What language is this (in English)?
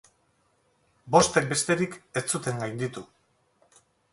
Basque